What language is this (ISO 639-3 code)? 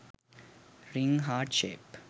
sin